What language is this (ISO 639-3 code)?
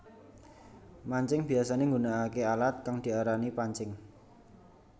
jav